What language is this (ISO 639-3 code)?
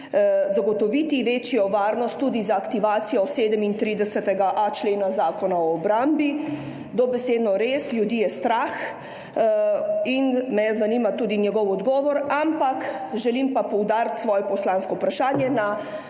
slv